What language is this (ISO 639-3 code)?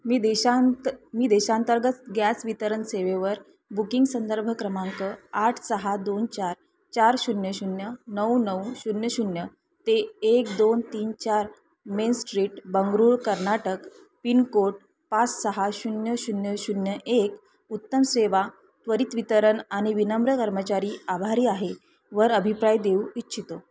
mar